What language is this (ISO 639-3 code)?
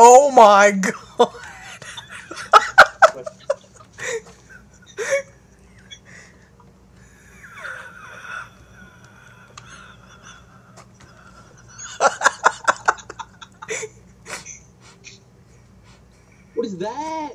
eng